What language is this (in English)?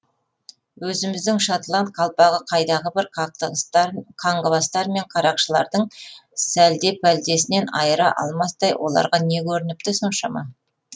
Kazakh